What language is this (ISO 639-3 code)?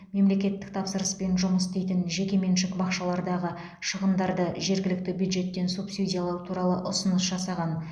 kaz